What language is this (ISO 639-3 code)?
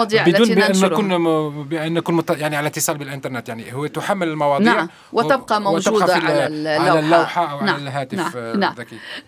ara